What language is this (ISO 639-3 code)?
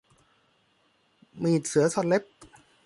tha